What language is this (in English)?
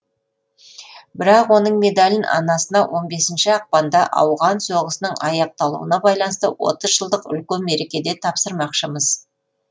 Kazakh